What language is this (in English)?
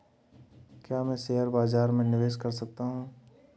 Hindi